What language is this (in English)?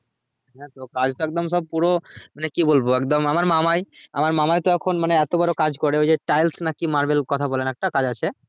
Bangla